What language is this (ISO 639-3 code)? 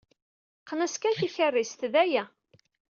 kab